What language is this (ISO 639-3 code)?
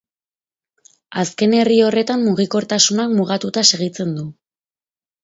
eus